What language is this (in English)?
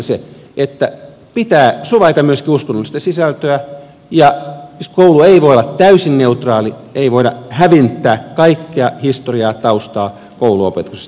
Finnish